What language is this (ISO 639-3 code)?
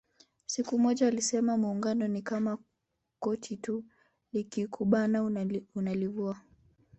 swa